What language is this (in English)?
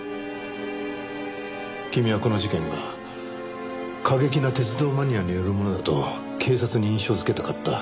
Japanese